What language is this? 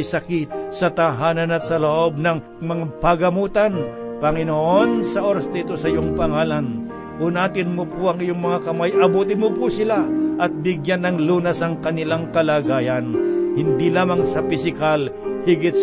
Filipino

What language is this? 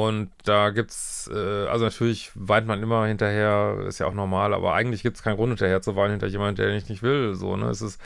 German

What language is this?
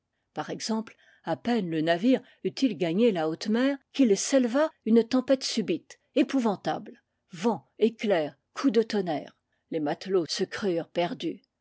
French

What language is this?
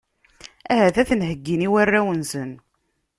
Kabyle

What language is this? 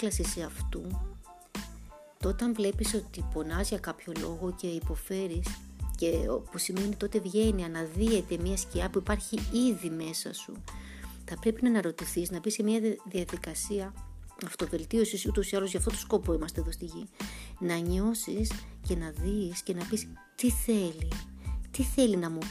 Greek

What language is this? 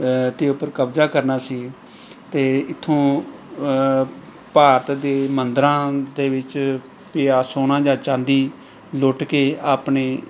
Punjabi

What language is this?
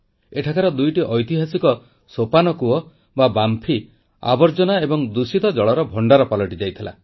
Odia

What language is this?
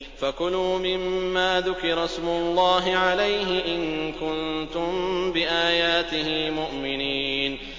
Arabic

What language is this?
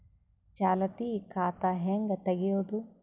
Kannada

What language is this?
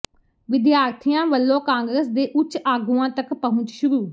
Punjabi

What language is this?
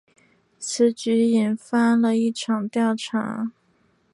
Chinese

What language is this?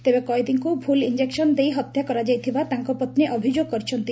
Odia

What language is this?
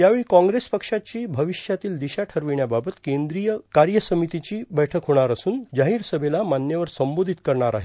Marathi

